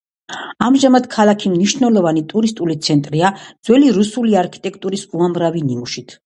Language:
Georgian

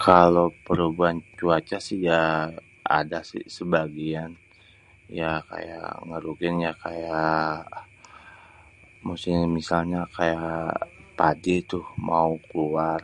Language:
Betawi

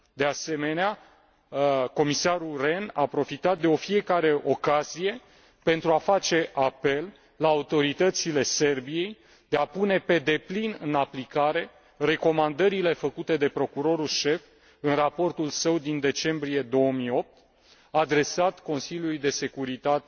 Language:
Romanian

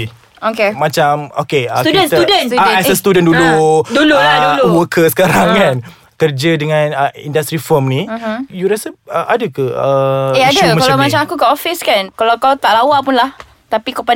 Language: Malay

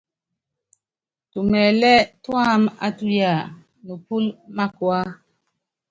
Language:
Yangben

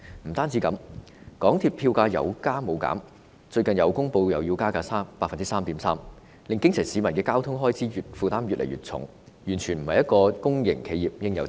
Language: Cantonese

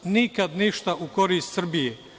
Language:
Serbian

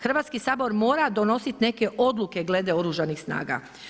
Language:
Croatian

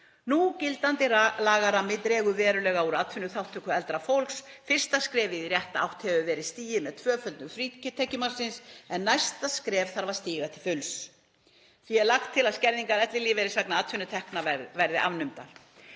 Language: Icelandic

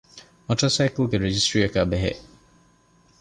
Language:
Divehi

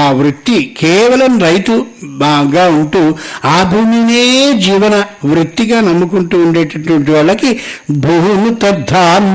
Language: Telugu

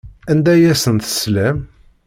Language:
Kabyle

